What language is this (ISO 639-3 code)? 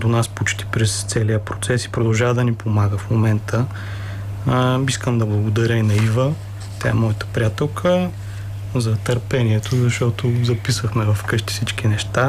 bul